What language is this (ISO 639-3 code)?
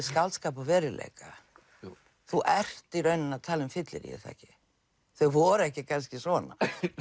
isl